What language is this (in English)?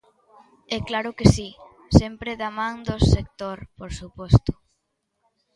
Galician